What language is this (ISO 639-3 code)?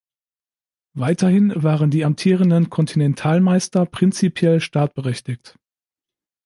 deu